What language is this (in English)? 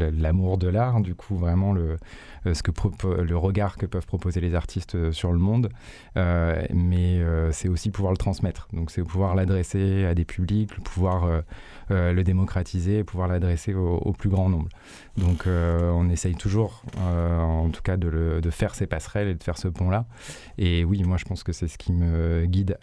French